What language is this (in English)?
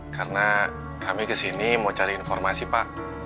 Indonesian